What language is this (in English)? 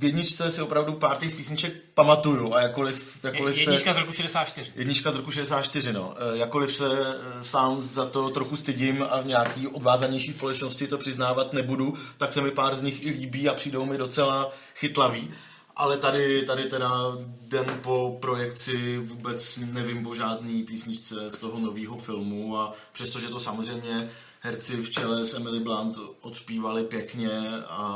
Czech